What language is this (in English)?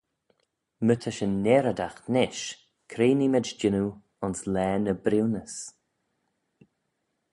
Manx